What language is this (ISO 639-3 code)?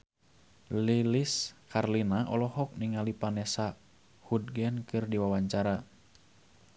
sun